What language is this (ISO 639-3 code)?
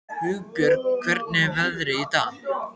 isl